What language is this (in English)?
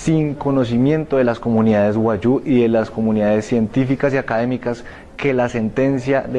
Spanish